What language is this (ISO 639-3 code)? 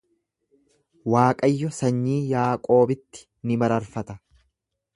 orm